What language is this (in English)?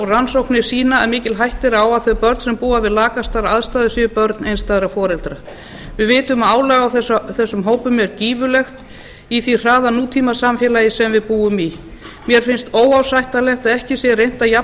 Icelandic